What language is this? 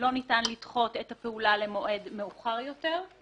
Hebrew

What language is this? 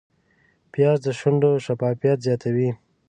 Pashto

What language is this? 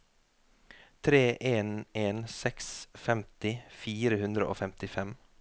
Norwegian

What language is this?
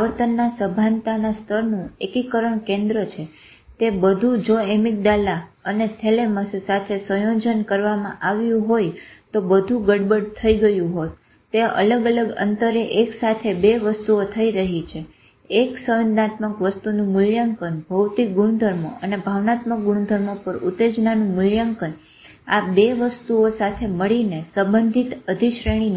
Gujarati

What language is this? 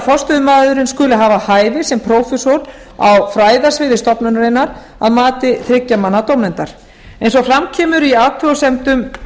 Icelandic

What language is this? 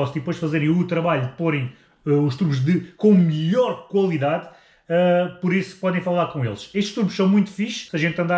Portuguese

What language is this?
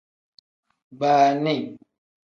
Tem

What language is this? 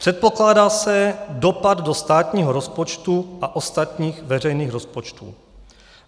Czech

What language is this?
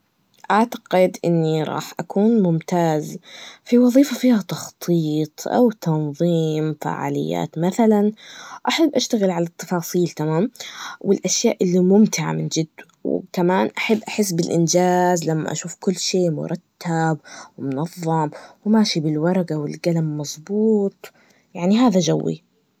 Najdi Arabic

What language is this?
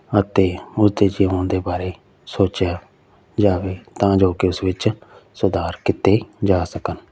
Punjabi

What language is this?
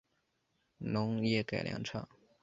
Chinese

